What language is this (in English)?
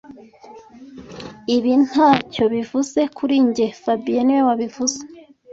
Kinyarwanda